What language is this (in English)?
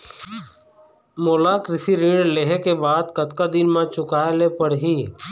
Chhattisgarhi